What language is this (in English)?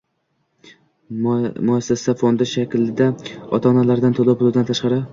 Uzbek